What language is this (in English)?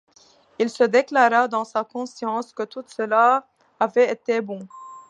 French